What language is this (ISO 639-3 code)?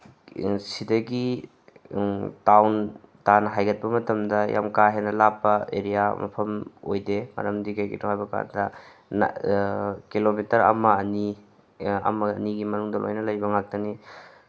mni